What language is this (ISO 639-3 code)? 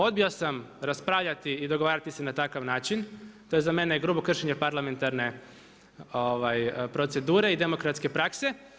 hrv